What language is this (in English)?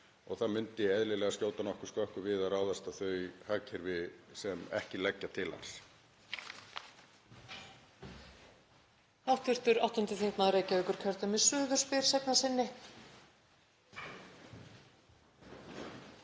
Icelandic